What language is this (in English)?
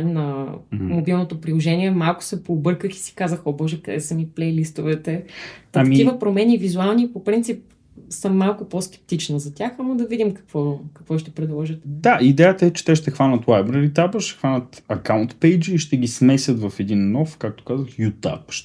Bulgarian